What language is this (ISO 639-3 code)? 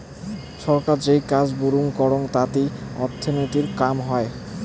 ben